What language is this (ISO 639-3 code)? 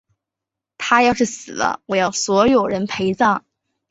zho